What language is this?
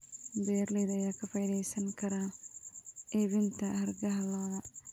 Somali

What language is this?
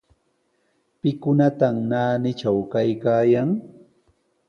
Sihuas Ancash Quechua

